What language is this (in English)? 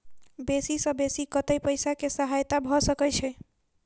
Maithili